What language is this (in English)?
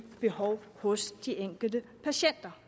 Danish